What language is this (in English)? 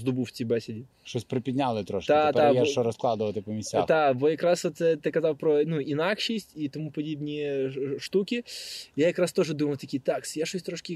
Ukrainian